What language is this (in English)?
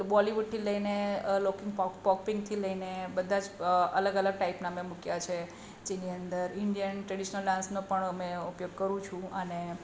Gujarati